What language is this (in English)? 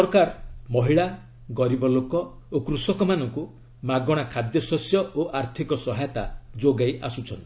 Odia